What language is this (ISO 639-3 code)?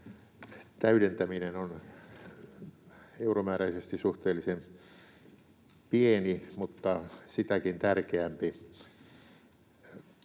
fin